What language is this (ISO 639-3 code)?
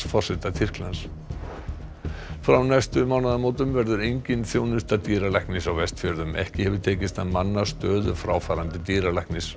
isl